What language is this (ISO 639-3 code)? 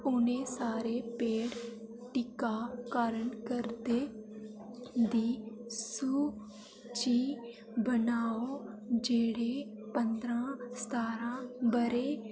doi